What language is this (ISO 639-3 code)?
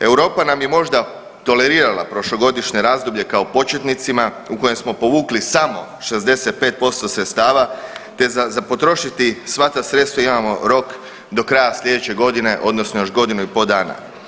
hrv